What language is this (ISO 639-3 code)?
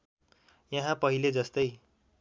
nep